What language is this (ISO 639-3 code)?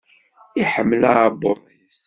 kab